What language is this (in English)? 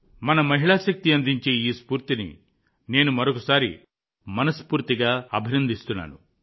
Telugu